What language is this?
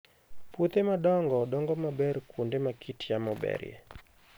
Luo (Kenya and Tanzania)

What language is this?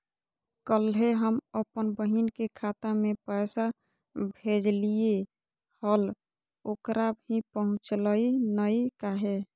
Magahi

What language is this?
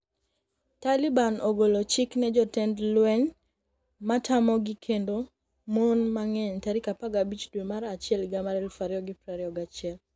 Luo (Kenya and Tanzania)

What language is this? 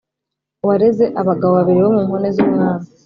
Kinyarwanda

